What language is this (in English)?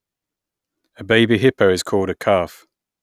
English